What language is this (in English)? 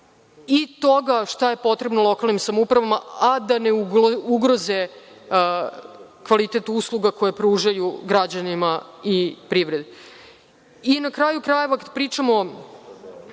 Serbian